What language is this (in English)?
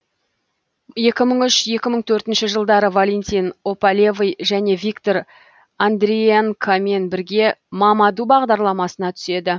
Kazakh